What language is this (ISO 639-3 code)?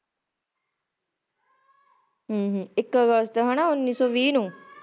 pan